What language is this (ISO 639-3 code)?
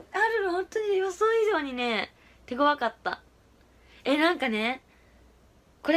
jpn